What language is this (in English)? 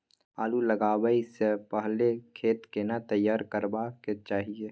Maithili